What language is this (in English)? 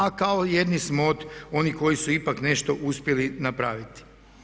Croatian